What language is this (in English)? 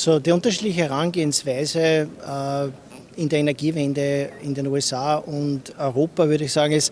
German